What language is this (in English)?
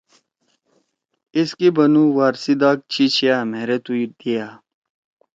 Torwali